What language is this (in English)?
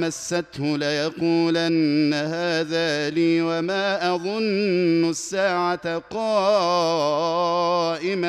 Arabic